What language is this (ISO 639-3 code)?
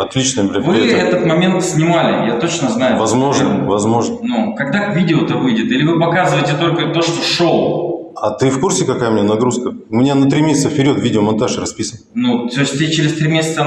rus